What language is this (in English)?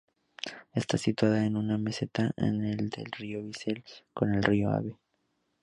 Spanish